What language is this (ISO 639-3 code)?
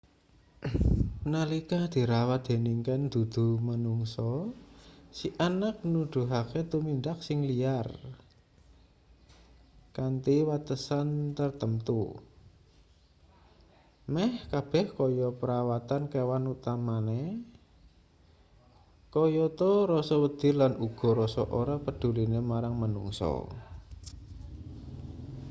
jav